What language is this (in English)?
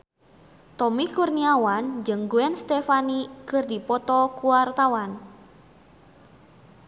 Sundanese